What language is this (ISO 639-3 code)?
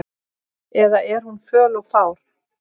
isl